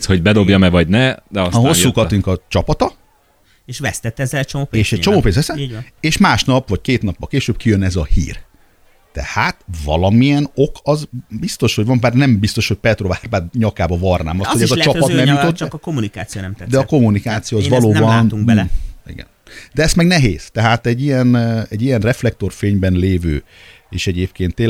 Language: Hungarian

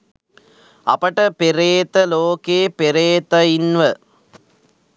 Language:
Sinhala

